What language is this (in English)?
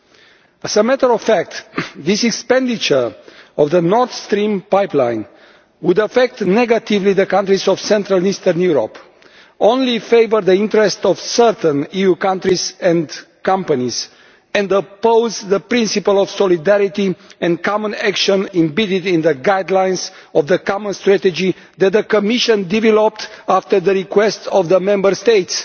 English